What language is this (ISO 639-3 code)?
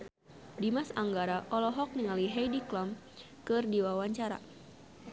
sun